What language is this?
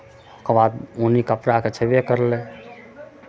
Maithili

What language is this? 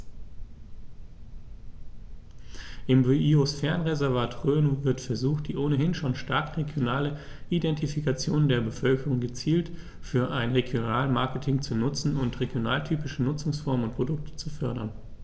German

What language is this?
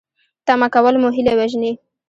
Pashto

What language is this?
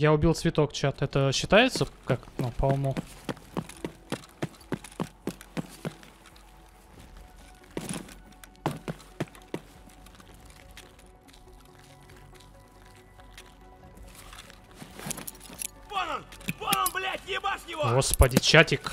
Russian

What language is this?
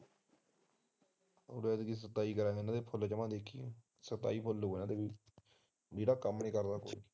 Punjabi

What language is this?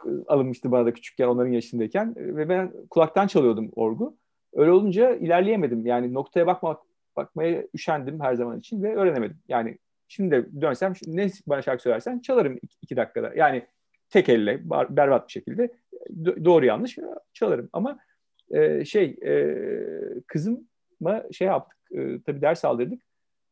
Turkish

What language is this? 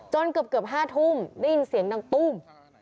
Thai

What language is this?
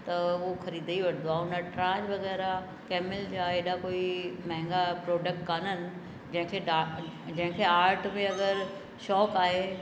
Sindhi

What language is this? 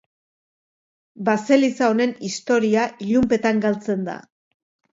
Basque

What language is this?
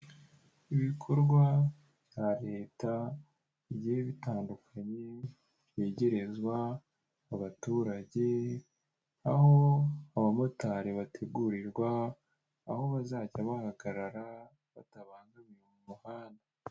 Kinyarwanda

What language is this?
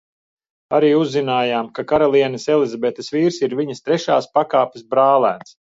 Latvian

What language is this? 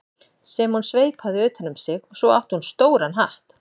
Icelandic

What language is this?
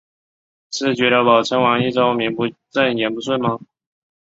Chinese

